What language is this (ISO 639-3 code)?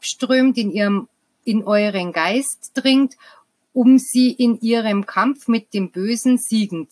deu